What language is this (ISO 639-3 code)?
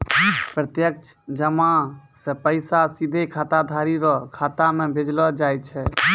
mai